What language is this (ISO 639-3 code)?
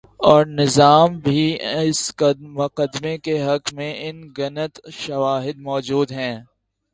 urd